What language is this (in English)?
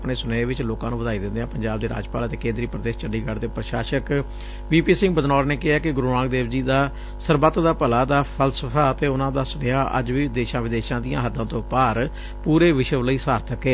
Punjabi